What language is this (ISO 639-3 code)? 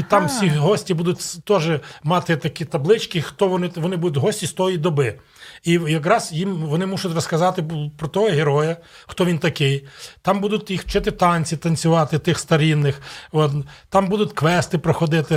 ukr